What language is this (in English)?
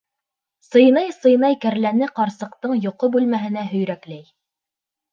Bashkir